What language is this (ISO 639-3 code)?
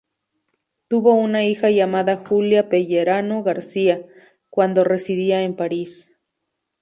spa